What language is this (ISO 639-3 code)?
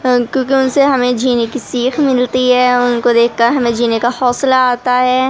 urd